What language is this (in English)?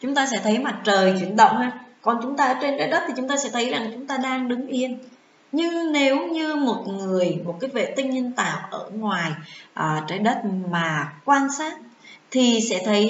Vietnamese